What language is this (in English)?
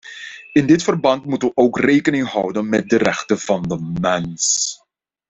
Dutch